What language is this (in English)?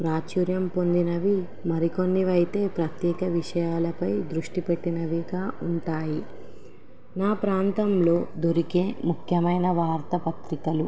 Telugu